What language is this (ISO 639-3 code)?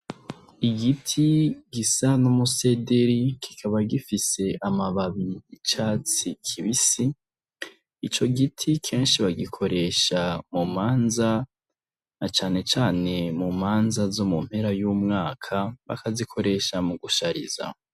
run